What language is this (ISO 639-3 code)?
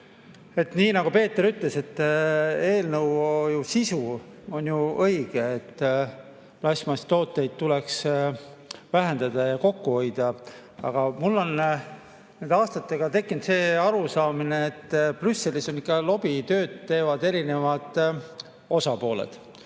est